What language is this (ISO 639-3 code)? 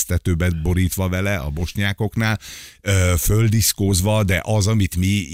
hun